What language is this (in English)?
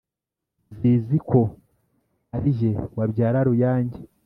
Kinyarwanda